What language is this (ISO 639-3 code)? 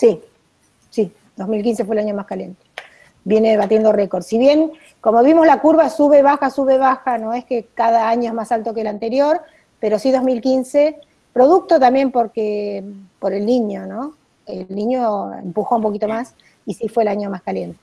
spa